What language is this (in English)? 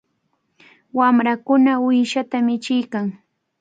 Cajatambo North Lima Quechua